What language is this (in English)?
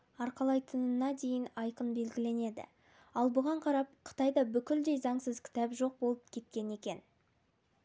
Kazakh